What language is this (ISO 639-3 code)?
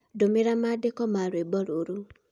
kik